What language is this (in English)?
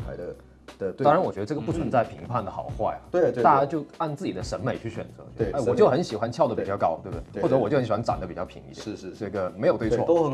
Chinese